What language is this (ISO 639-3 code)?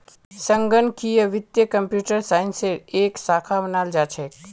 mag